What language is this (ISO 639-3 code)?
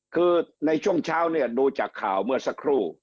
tha